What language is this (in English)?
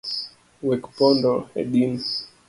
Luo (Kenya and Tanzania)